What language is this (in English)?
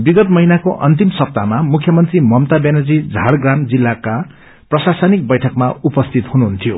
Nepali